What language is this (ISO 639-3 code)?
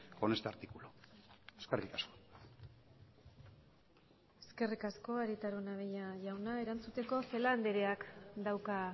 eus